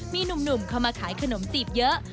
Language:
Thai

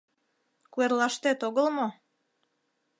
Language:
Mari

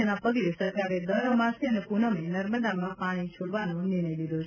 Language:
Gujarati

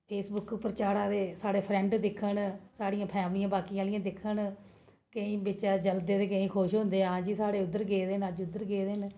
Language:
Dogri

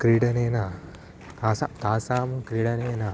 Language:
Sanskrit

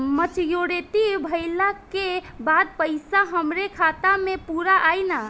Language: Bhojpuri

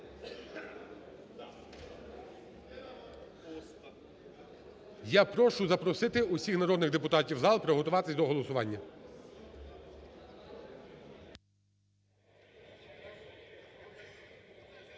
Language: Ukrainian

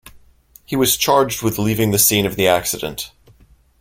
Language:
English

